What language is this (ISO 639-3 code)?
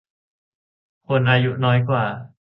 tha